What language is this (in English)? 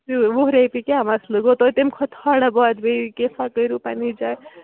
Kashmiri